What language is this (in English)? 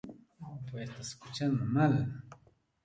Santa Ana de Tusi Pasco Quechua